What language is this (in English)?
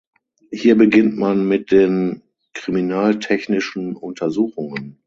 German